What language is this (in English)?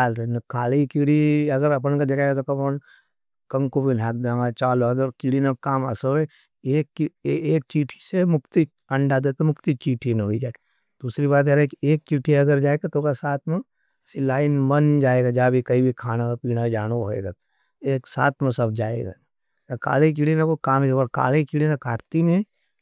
Nimadi